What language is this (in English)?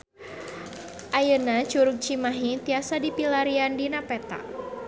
Sundanese